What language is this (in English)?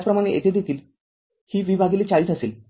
Marathi